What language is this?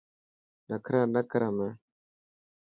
Dhatki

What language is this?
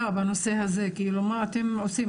Hebrew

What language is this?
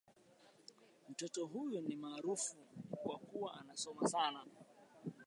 Swahili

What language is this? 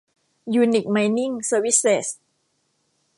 Thai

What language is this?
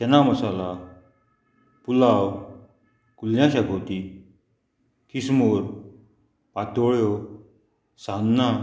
Konkani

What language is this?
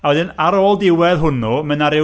Welsh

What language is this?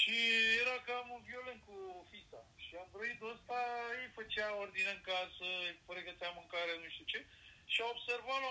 Romanian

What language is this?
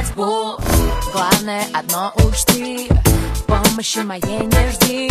Polish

